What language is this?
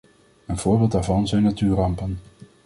Dutch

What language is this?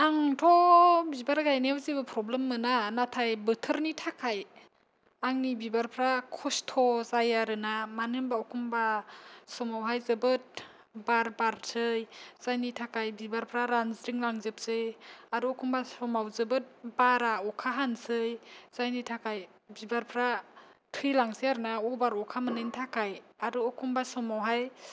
Bodo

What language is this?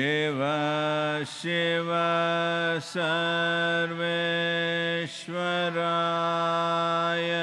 French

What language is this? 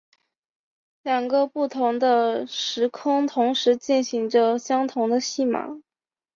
Chinese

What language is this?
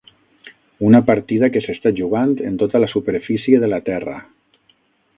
Catalan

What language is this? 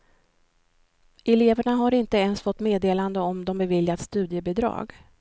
Swedish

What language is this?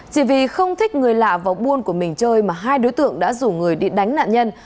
Vietnamese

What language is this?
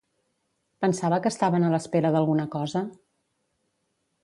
Catalan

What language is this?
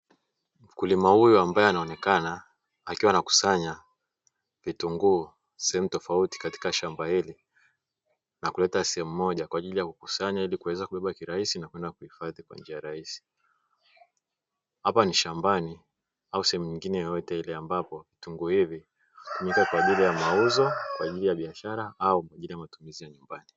Swahili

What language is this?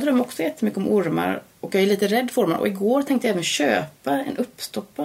Swedish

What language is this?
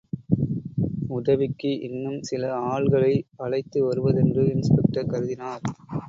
Tamil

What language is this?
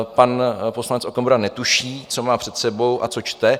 Czech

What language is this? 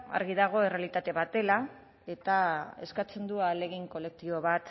Basque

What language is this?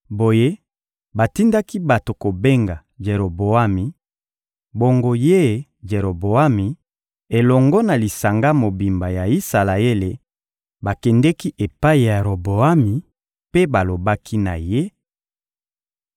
Lingala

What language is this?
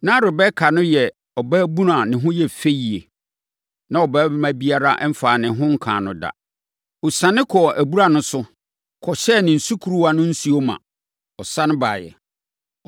Akan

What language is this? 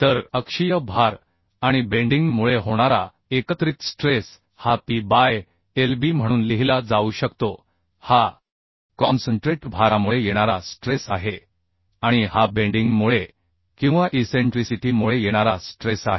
Marathi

